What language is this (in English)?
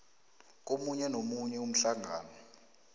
South Ndebele